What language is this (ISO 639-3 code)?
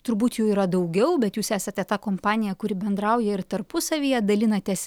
lit